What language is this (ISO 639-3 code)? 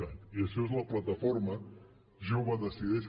cat